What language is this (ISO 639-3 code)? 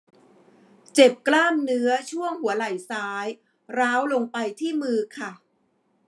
tha